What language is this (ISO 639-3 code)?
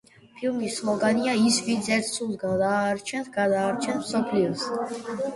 kat